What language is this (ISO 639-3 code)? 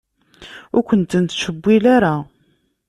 kab